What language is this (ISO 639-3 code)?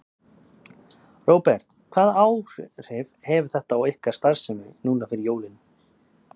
isl